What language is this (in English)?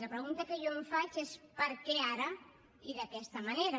Catalan